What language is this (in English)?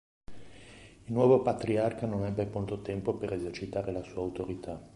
Italian